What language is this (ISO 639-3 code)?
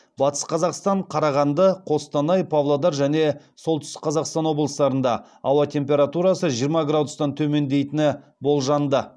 kaz